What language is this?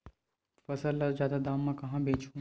Chhattisgarhi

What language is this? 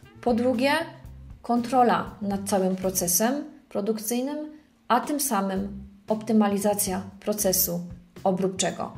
Polish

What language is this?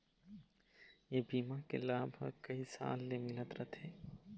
Chhattisgarhi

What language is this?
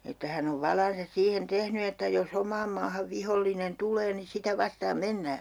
Finnish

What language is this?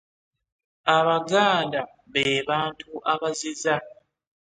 Ganda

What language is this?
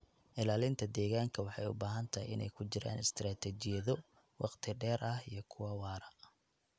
Somali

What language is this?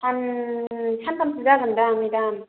Bodo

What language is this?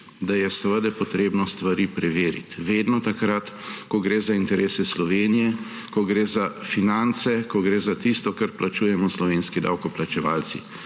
Slovenian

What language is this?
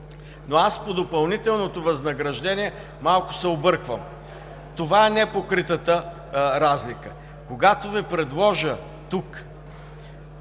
Bulgarian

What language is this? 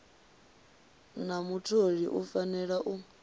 Venda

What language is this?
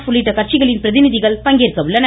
Tamil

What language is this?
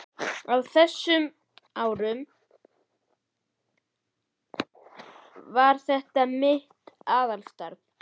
Icelandic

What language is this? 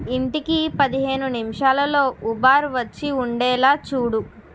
Telugu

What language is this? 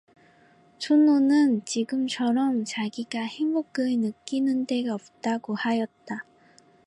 Korean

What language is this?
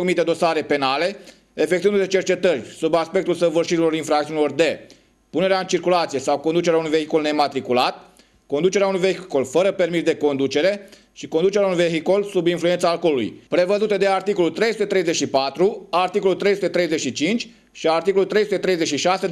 Romanian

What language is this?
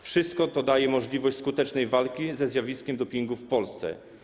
Polish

